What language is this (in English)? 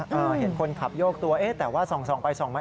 Thai